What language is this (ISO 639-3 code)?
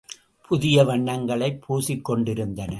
tam